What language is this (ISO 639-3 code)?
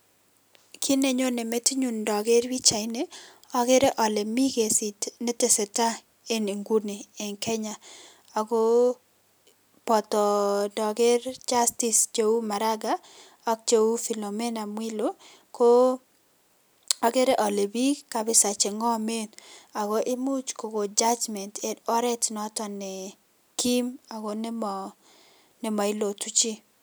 kln